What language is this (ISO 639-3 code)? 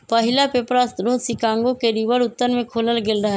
mag